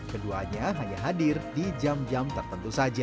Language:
Indonesian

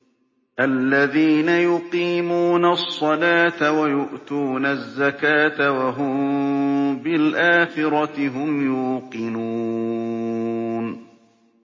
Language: Arabic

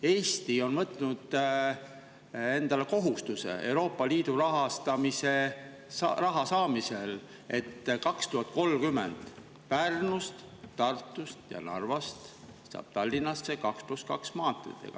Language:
Estonian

